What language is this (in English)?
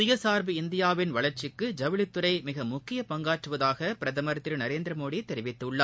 Tamil